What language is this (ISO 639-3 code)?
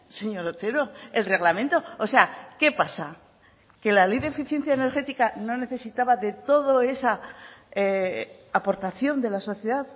spa